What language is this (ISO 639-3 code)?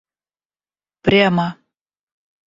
rus